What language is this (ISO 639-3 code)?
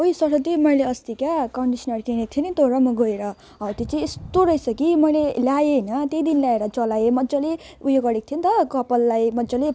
nep